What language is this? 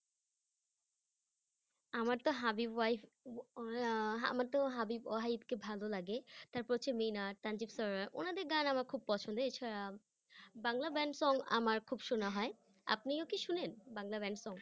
Bangla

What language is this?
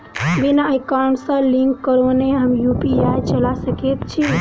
Maithili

